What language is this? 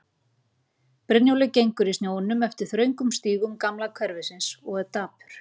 Icelandic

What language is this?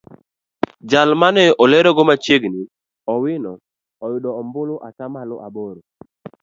Luo (Kenya and Tanzania)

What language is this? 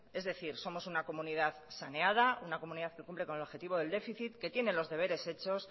Spanish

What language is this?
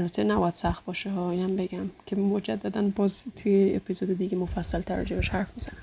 Persian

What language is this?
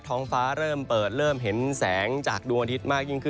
Thai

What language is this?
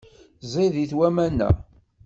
Kabyle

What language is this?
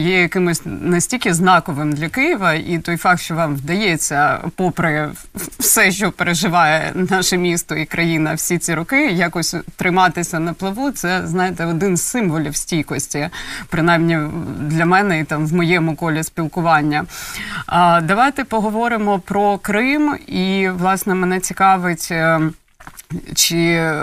Ukrainian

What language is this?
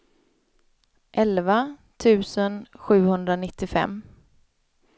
Swedish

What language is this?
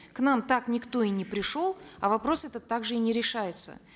Kazakh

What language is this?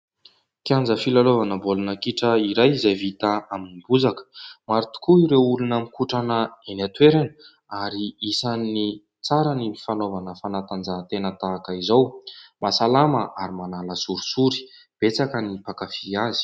Malagasy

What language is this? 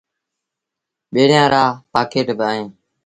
Sindhi Bhil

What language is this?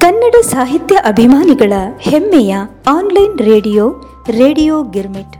Kannada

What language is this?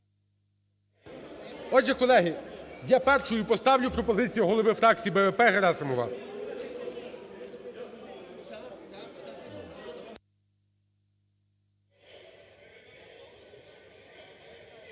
Ukrainian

